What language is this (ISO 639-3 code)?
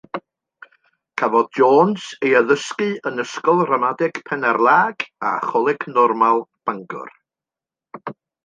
cym